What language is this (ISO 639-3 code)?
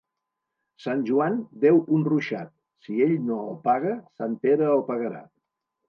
cat